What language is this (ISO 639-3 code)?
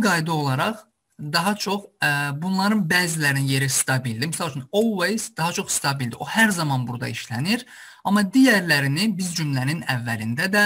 tur